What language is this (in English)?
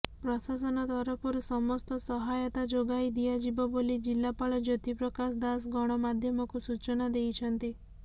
Odia